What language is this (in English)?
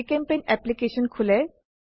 Assamese